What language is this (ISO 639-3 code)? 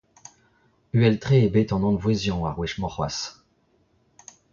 bre